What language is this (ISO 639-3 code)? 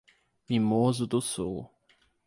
por